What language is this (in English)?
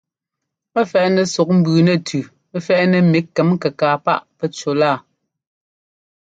Ngomba